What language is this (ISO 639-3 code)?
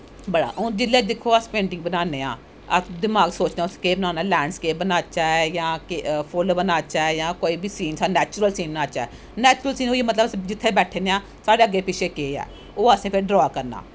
doi